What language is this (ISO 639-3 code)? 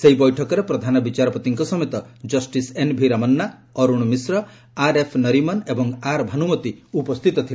ori